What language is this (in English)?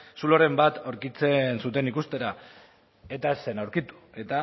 Basque